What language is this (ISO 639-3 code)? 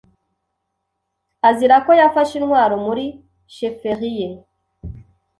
kin